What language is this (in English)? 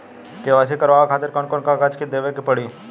Bhojpuri